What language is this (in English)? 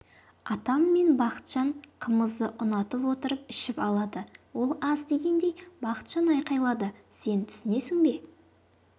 Kazakh